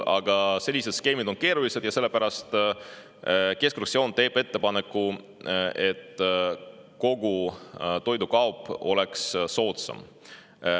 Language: Estonian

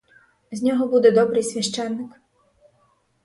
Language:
Ukrainian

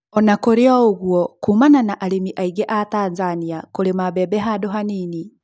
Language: Kikuyu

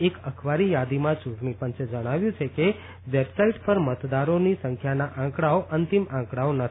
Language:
Gujarati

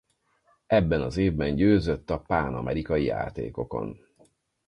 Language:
Hungarian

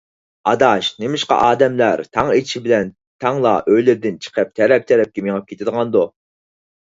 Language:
Uyghur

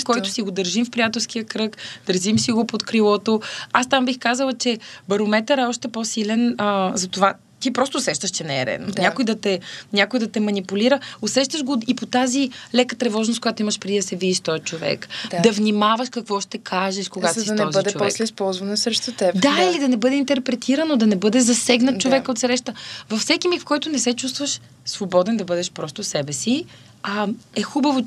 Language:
Bulgarian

